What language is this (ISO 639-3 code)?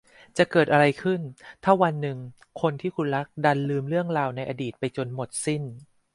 tha